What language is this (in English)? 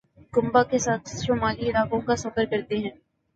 Urdu